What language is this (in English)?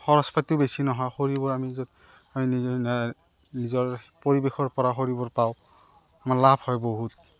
Assamese